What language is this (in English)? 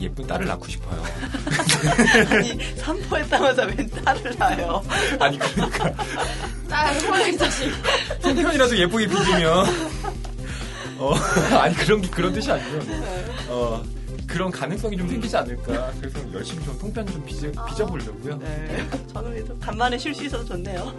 Korean